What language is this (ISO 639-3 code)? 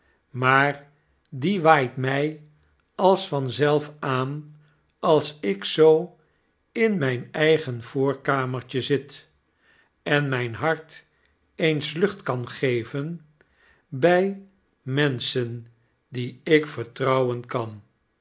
nld